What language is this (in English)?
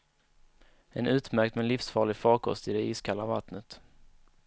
Swedish